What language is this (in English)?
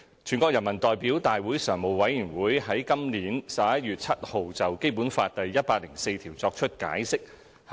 Cantonese